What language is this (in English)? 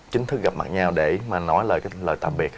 Vietnamese